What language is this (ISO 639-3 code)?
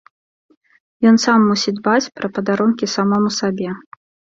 bel